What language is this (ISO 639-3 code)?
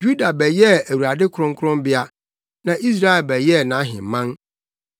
aka